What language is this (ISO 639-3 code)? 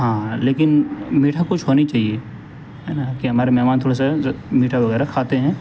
urd